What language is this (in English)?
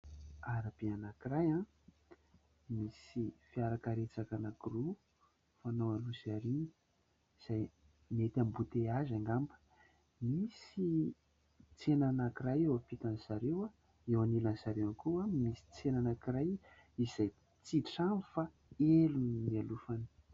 Malagasy